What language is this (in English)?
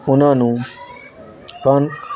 Punjabi